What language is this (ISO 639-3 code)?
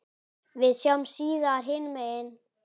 isl